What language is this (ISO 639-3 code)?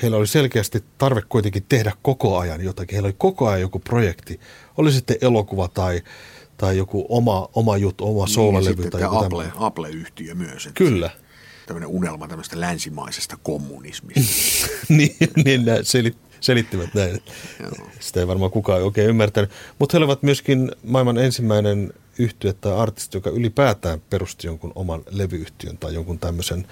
fin